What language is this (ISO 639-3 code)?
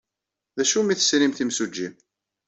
kab